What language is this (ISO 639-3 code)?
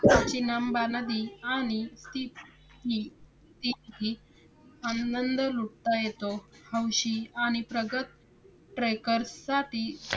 mar